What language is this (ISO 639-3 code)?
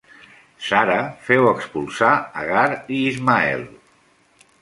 cat